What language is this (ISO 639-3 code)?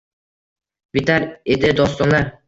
uzb